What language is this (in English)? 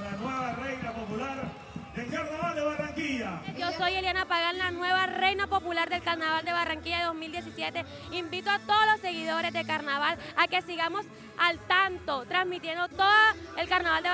Spanish